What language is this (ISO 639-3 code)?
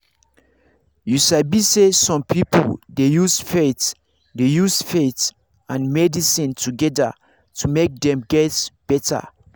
pcm